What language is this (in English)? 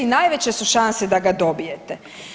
Croatian